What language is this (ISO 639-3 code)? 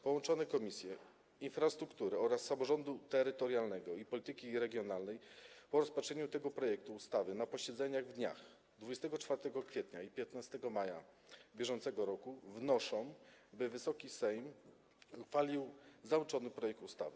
pol